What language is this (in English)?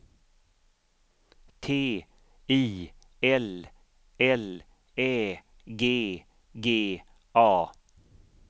Swedish